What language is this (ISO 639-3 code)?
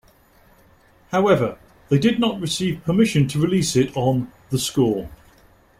eng